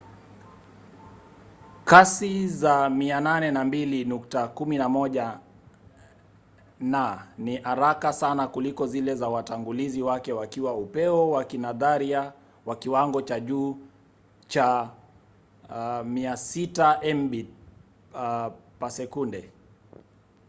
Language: Swahili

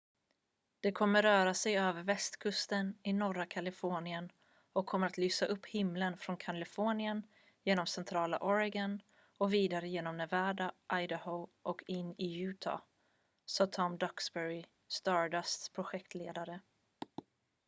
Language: Swedish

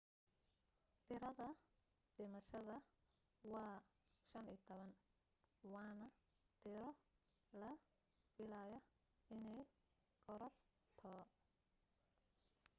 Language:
Somali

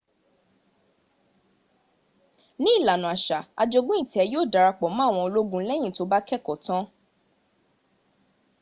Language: Yoruba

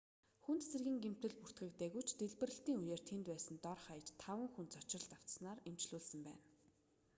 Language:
Mongolian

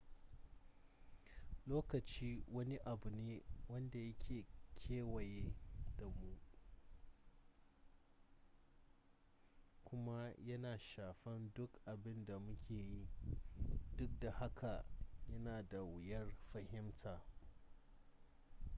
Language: Hausa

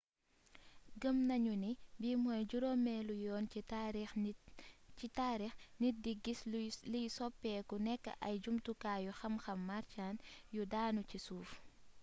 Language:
Wolof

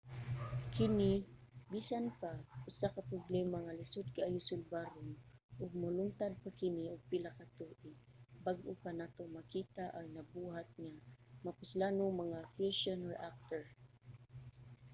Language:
Cebuano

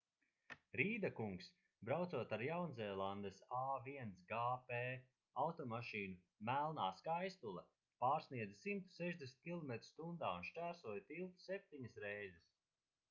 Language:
Latvian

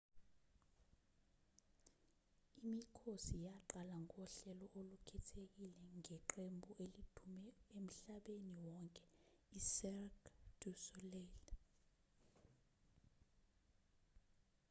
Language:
Zulu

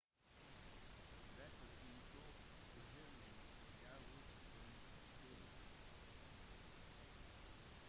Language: Norwegian Bokmål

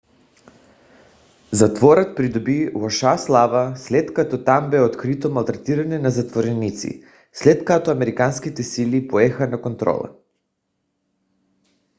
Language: Bulgarian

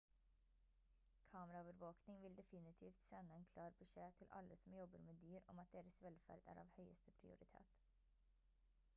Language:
Norwegian Bokmål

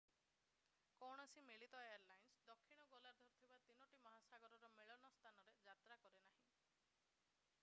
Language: Odia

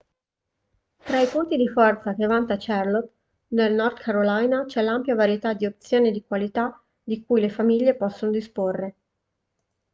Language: Italian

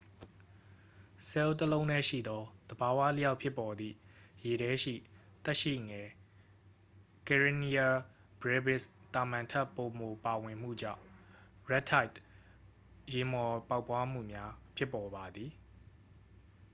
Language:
Burmese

